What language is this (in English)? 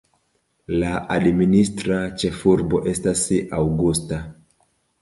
Esperanto